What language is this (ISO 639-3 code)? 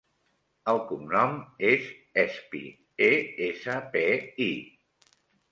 cat